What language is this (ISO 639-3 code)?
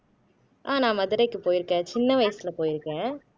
tam